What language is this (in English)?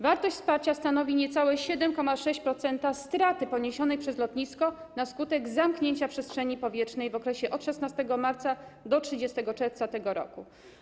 Polish